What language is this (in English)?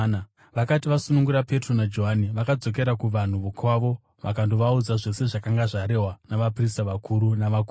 Shona